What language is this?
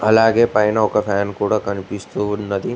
Telugu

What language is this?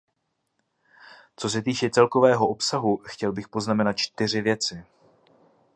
Czech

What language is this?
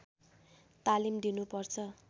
Nepali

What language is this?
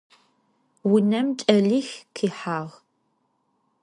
Adyghe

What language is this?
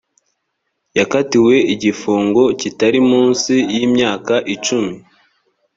Kinyarwanda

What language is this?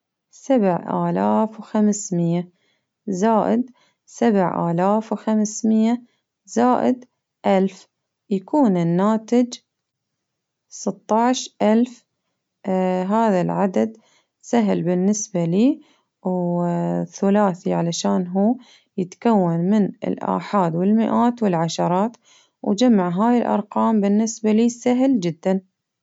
Baharna Arabic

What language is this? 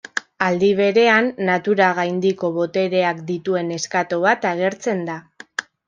Basque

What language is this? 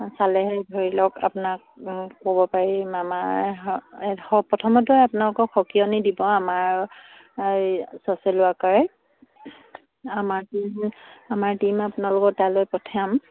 Assamese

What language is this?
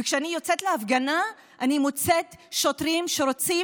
Hebrew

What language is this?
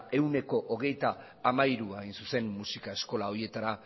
Basque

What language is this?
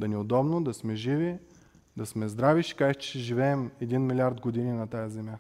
Bulgarian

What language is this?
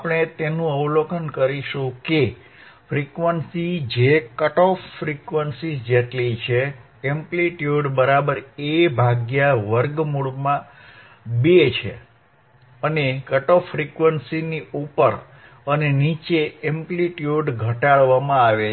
Gujarati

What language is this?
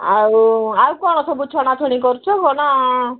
Odia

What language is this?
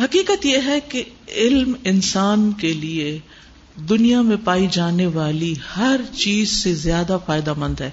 Urdu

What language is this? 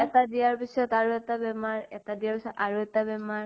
Assamese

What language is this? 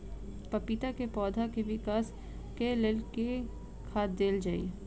Maithili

